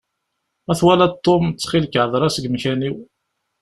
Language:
Kabyle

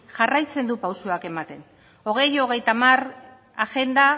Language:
Basque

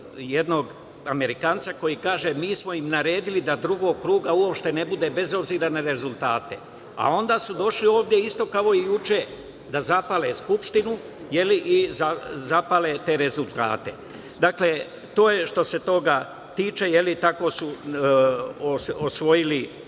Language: Serbian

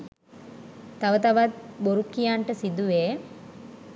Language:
Sinhala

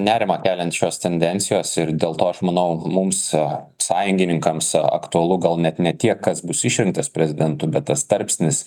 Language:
Lithuanian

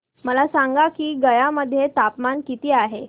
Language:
Marathi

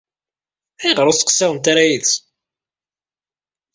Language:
Kabyle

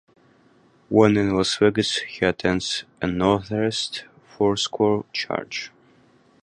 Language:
English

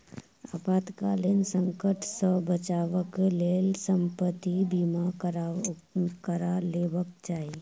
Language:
Maithili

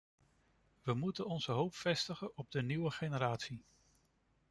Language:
Dutch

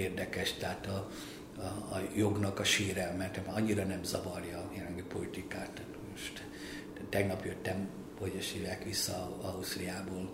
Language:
Hungarian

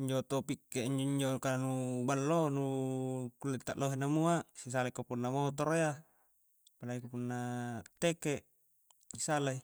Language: Coastal Konjo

